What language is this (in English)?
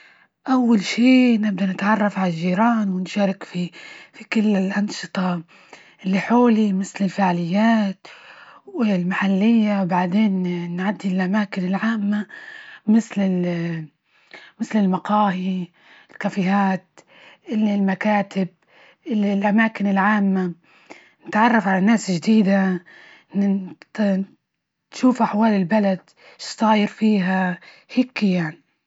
Libyan Arabic